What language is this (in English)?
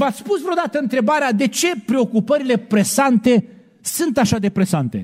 Romanian